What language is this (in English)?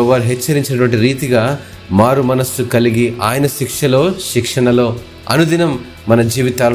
Telugu